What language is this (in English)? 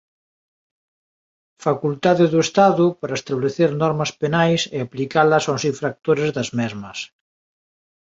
Galician